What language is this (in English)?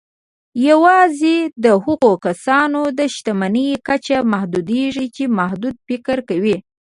Pashto